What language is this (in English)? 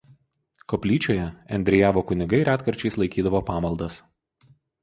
Lithuanian